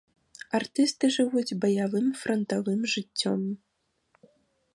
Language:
Belarusian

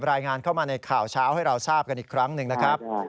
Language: Thai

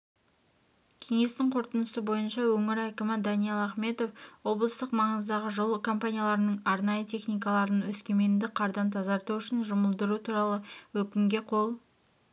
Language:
Kazakh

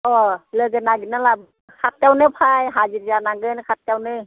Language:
Bodo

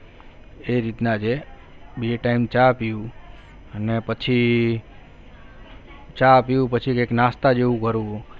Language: Gujarati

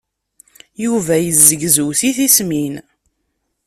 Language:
Kabyle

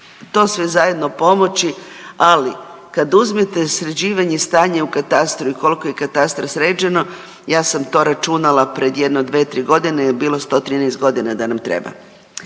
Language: Croatian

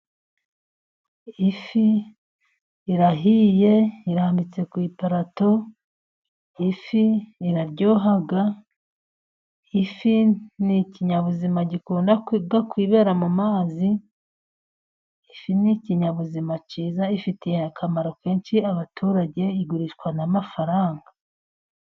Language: Kinyarwanda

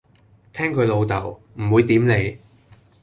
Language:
Cantonese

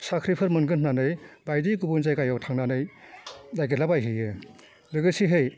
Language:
Bodo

